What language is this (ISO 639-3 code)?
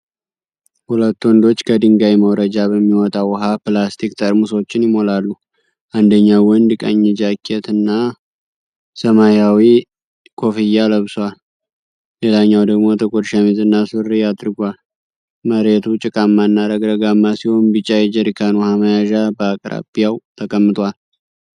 amh